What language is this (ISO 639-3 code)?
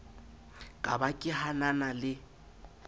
sot